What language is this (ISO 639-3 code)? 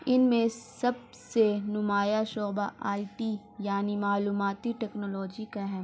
urd